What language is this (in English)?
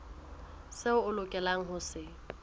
Southern Sotho